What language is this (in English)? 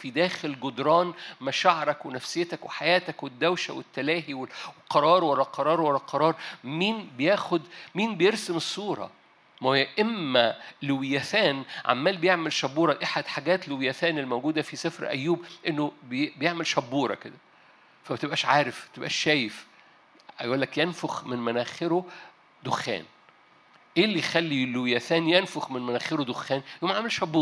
Arabic